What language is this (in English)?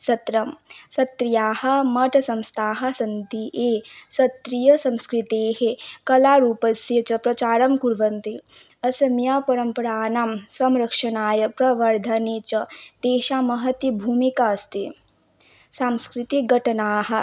Sanskrit